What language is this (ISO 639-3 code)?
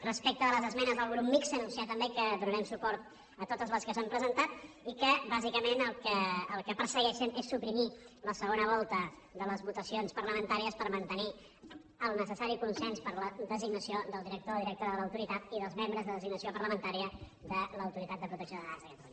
cat